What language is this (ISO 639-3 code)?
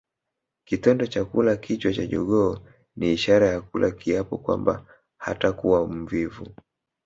swa